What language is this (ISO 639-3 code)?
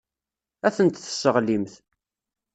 kab